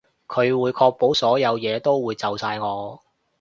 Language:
Cantonese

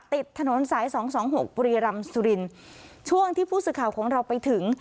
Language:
Thai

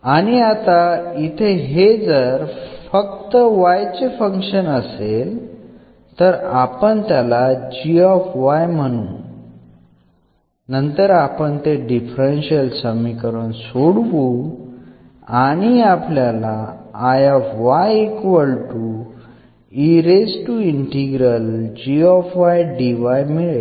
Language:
Marathi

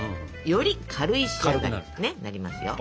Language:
Japanese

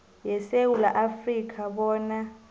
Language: South Ndebele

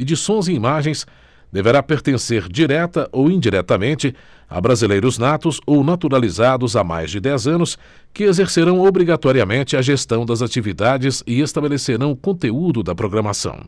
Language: Portuguese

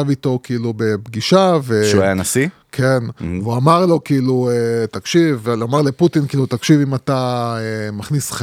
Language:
Hebrew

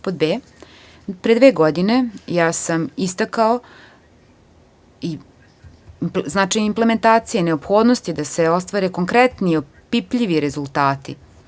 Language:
Serbian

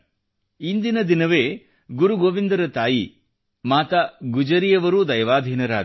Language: Kannada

